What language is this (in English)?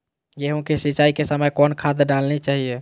Magahi